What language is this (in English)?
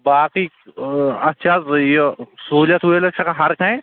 Kashmiri